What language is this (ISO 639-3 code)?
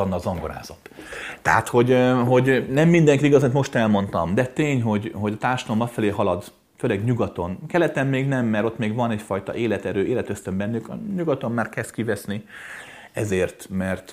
hun